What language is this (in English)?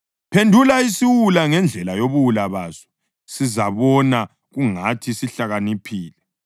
North Ndebele